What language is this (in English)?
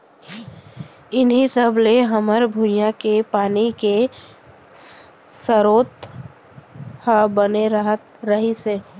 Chhattisgarhi